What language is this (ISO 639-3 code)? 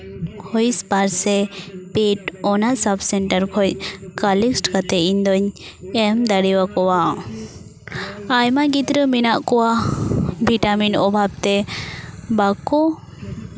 sat